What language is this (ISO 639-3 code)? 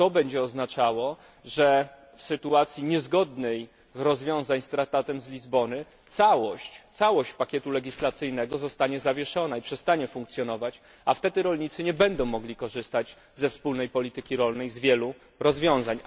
pol